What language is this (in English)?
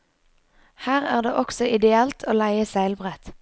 Norwegian